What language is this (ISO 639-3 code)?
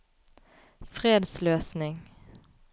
nor